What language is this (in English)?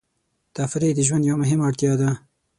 Pashto